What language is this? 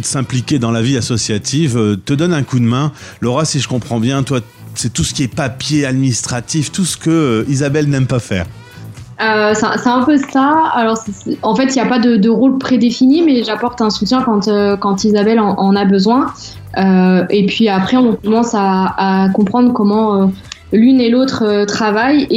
French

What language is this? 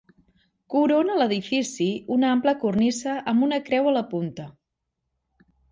Catalan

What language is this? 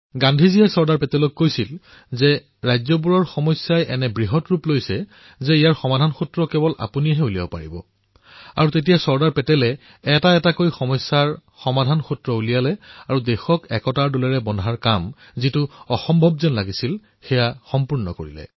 Assamese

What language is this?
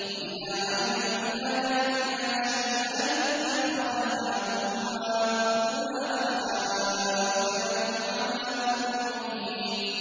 Arabic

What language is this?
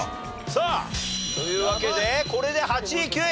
Japanese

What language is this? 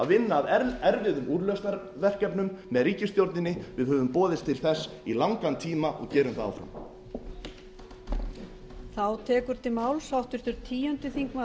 Icelandic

